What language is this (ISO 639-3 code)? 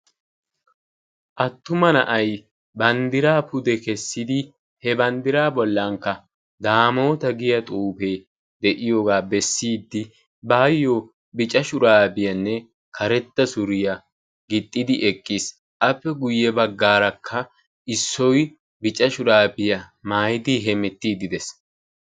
wal